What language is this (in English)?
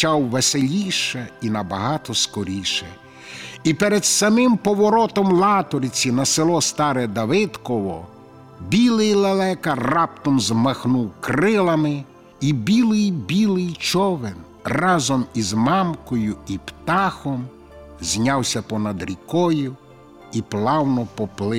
Ukrainian